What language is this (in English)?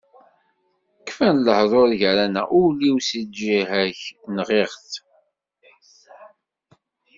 Kabyle